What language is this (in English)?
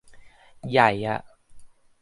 Thai